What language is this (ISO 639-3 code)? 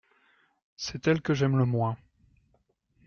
fra